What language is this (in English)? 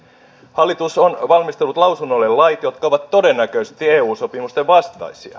Finnish